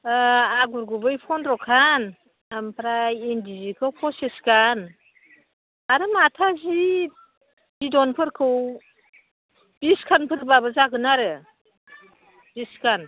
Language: Bodo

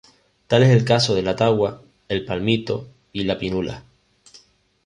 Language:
Spanish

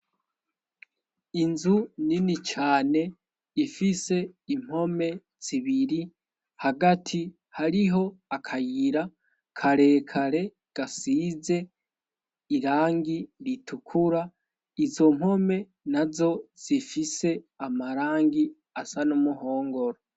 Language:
Rundi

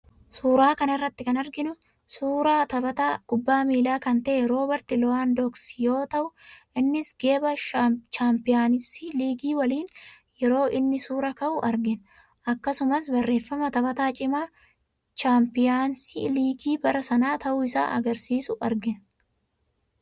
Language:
Oromo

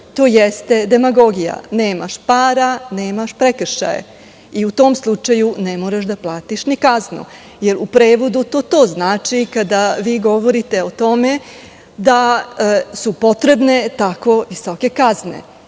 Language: Serbian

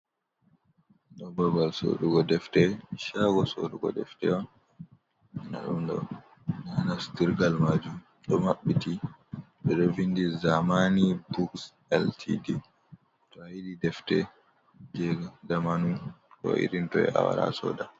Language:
Fula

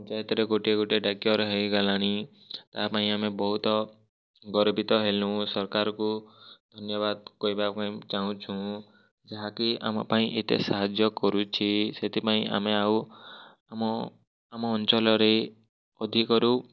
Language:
Odia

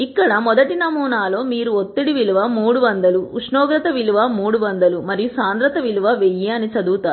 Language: Telugu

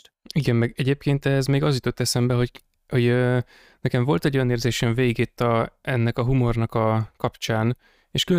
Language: Hungarian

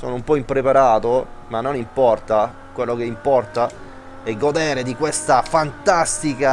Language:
Italian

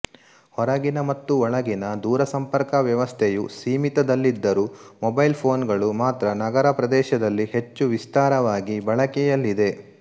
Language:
Kannada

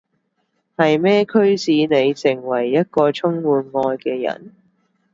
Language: Cantonese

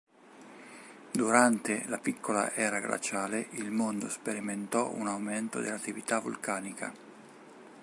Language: Italian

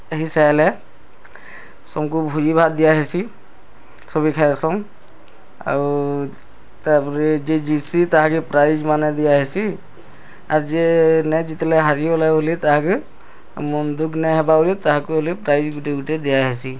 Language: Odia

